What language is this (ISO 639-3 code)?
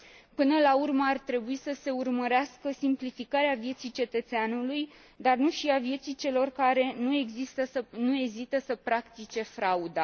ron